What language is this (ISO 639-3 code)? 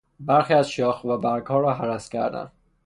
fas